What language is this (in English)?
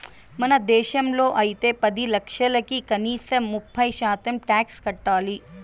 Telugu